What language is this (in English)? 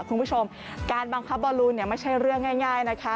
Thai